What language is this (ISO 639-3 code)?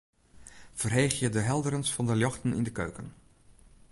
fry